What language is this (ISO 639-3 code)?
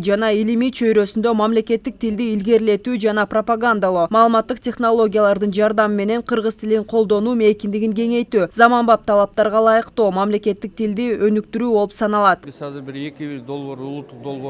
tur